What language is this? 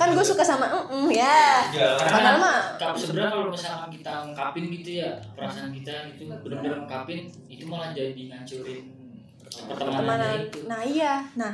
Indonesian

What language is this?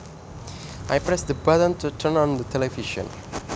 Javanese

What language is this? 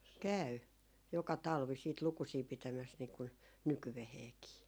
Finnish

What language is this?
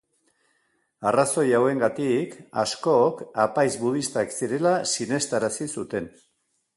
Basque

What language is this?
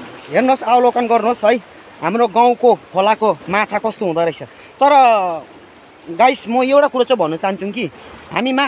Thai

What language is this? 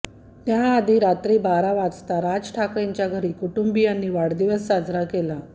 Marathi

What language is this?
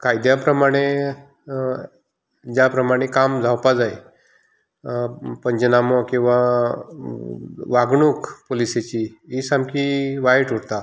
Konkani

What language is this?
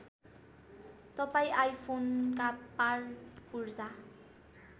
Nepali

